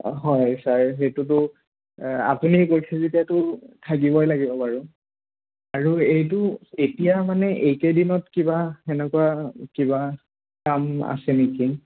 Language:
Assamese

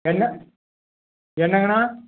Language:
Tamil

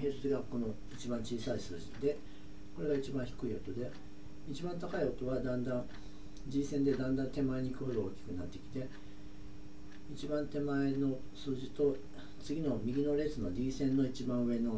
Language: Japanese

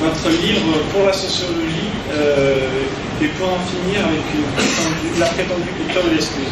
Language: French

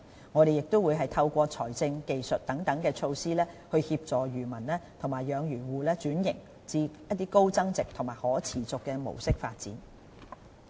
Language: Cantonese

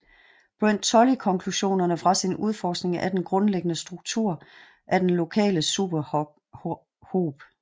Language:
Danish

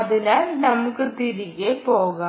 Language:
Malayalam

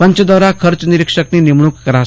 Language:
Gujarati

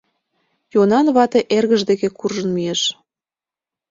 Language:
Mari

